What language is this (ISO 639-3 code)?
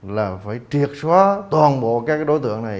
vie